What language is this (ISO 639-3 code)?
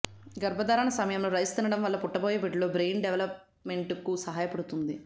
tel